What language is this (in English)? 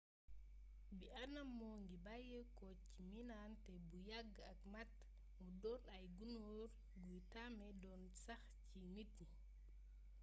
Wolof